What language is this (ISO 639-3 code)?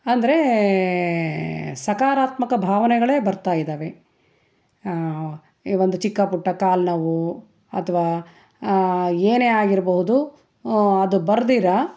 kan